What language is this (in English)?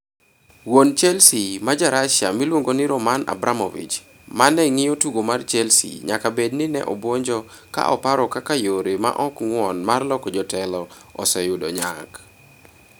Luo (Kenya and Tanzania)